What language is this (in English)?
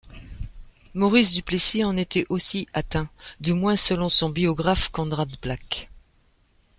French